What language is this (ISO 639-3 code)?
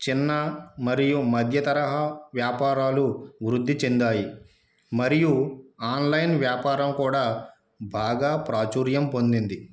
tel